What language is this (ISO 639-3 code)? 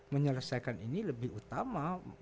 ind